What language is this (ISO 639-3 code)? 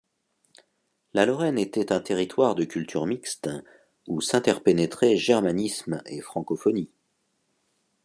fra